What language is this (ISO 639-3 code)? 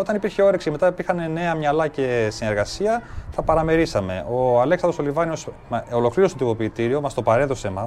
ell